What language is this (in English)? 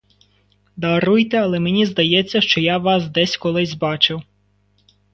Ukrainian